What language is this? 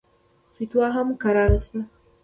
Pashto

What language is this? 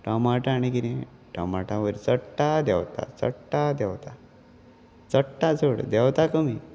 Konkani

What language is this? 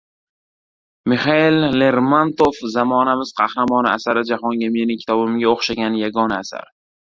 Uzbek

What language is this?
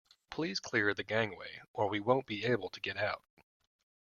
English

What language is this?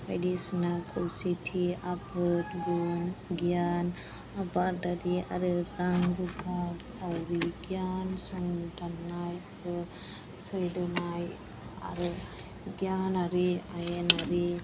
Bodo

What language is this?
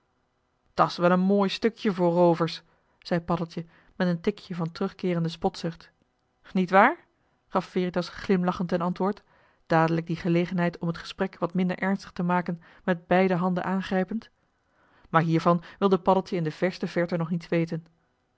Dutch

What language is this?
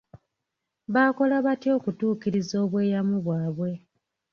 Ganda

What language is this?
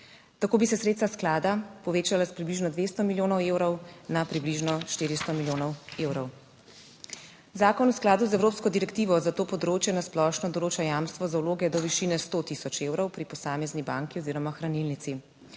Slovenian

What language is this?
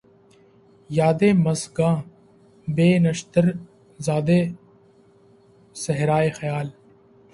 Urdu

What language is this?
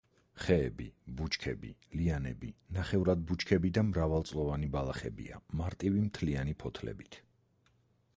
Georgian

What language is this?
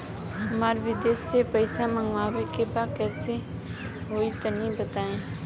Bhojpuri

